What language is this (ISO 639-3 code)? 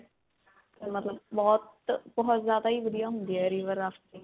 pan